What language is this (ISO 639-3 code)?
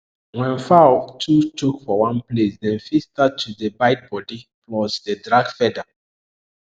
pcm